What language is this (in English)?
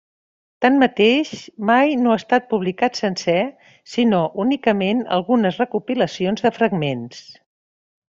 Catalan